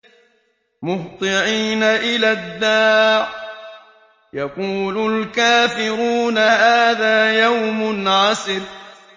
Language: Arabic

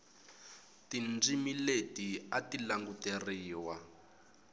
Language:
Tsonga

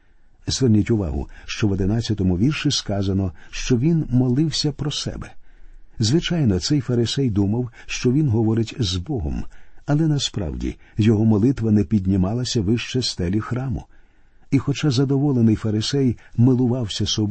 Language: Ukrainian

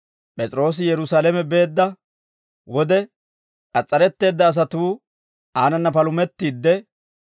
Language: Dawro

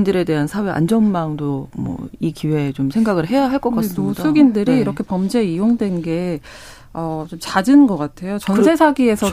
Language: Korean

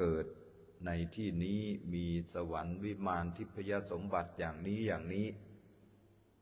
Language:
Thai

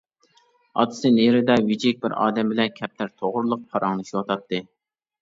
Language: Uyghur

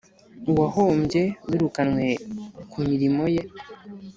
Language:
Kinyarwanda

